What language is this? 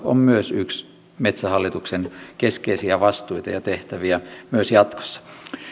Finnish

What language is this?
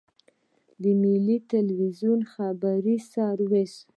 Pashto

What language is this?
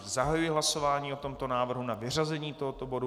Czech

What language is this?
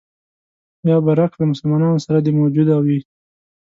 Pashto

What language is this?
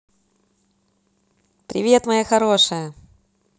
Russian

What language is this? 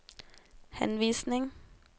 Norwegian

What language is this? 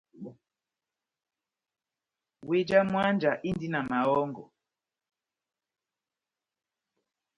Batanga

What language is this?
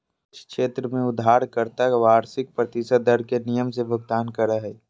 Magahi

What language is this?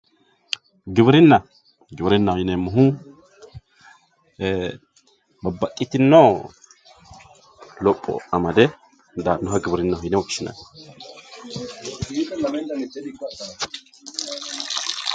Sidamo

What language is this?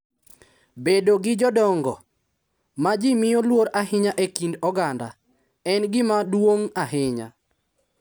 Luo (Kenya and Tanzania)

